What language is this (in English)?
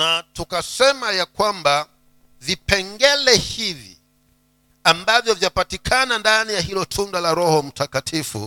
Swahili